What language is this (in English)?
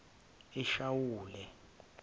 Zulu